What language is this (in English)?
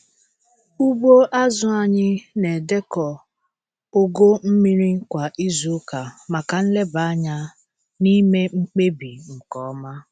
Igbo